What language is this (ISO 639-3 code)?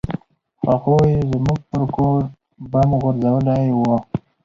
pus